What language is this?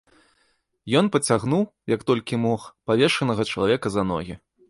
Belarusian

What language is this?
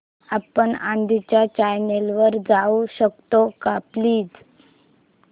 Marathi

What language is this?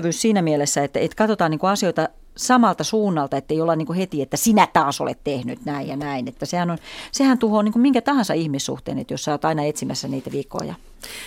Finnish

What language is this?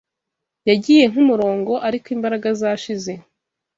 Kinyarwanda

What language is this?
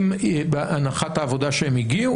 Hebrew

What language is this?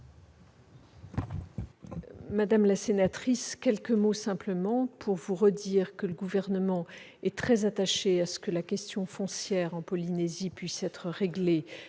French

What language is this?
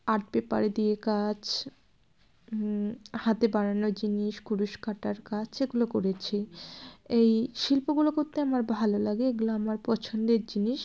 Bangla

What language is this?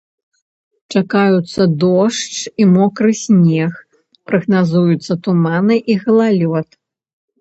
Belarusian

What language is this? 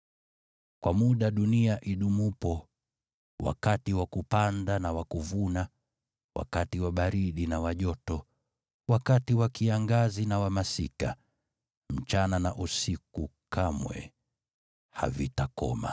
Swahili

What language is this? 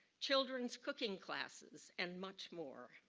English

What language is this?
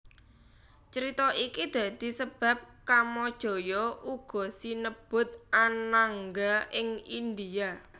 Javanese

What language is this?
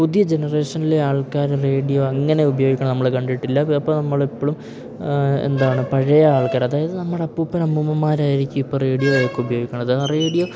Malayalam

